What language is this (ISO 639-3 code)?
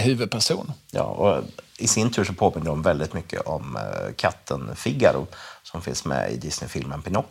swe